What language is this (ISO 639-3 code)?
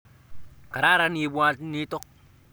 kln